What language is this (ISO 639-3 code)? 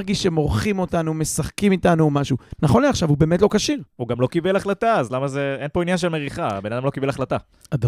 heb